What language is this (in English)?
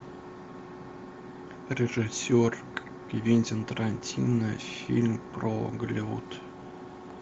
Russian